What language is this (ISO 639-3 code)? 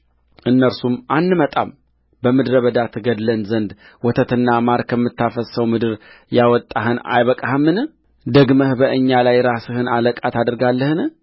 amh